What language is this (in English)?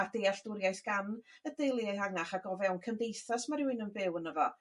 Welsh